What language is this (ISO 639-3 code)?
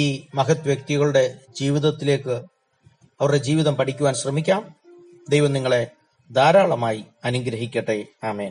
mal